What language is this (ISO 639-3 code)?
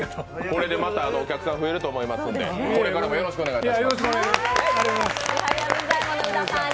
jpn